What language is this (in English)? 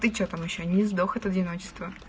Russian